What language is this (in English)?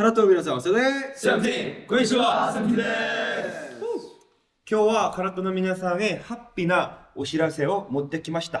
Japanese